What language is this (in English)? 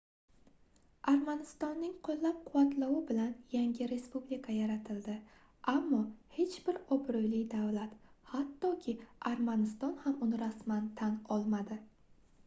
Uzbek